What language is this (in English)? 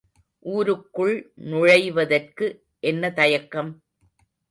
Tamil